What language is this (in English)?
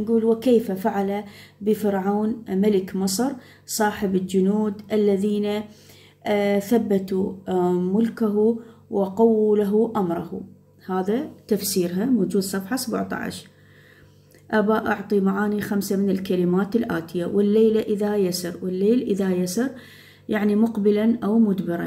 Arabic